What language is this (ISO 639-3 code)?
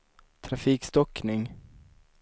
swe